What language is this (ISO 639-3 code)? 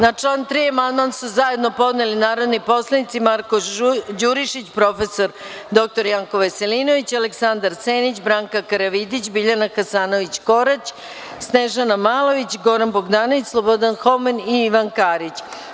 srp